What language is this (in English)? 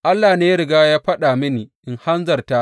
Hausa